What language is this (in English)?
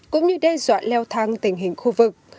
Vietnamese